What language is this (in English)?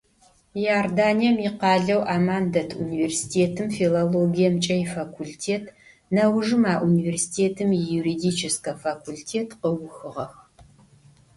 Adyghe